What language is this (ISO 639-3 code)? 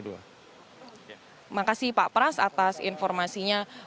ind